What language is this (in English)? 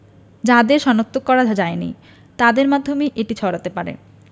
Bangla